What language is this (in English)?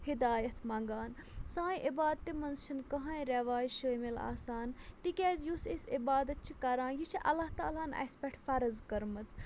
Kashmiri